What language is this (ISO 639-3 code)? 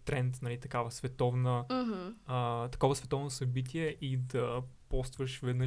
bul